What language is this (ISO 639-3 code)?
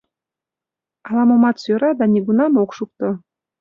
chm